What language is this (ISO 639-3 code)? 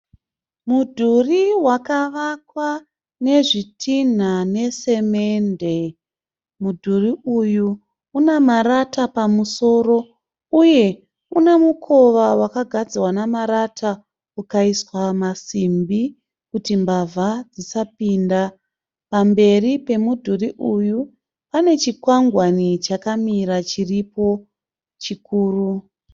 sna